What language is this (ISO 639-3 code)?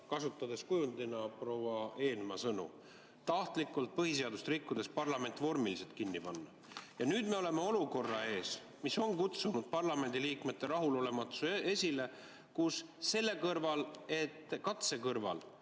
est